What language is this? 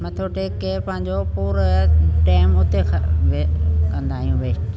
Sindhi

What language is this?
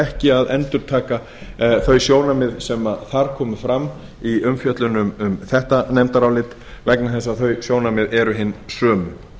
Icelandic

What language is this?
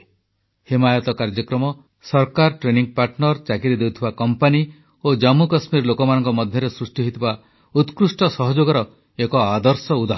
Odia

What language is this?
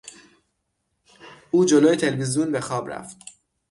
Persian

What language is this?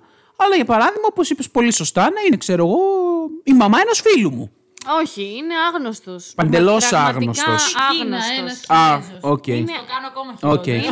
Greek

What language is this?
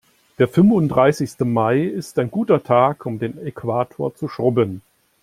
German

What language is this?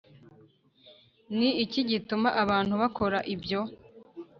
Kinyarwanda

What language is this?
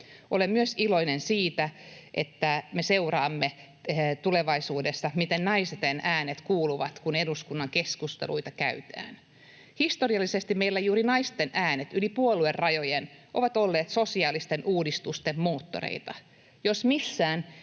Finnish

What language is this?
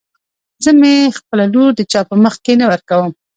Pashto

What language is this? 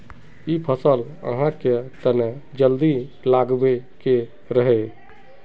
Magahi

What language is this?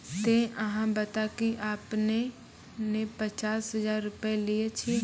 Maithili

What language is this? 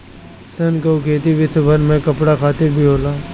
Bhojpuri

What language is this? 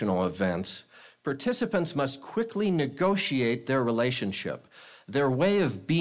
English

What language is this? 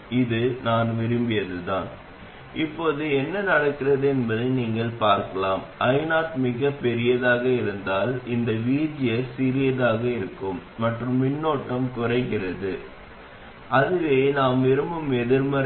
Tamil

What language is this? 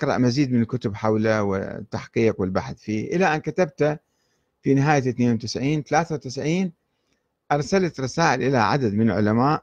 Arabic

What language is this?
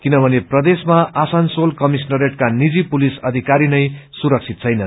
Nepali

